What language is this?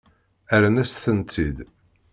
Kabyle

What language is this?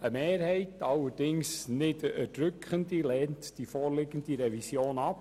Swiss German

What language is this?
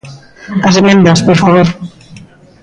Galician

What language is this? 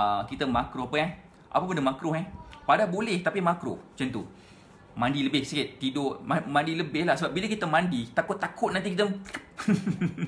Malay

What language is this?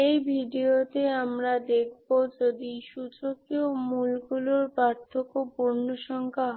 Bangla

